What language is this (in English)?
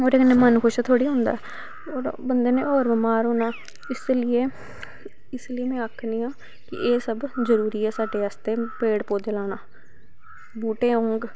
Dogri